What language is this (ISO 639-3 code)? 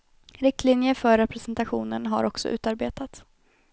swe